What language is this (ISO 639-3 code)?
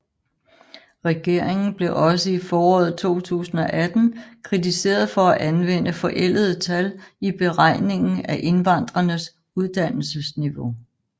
dan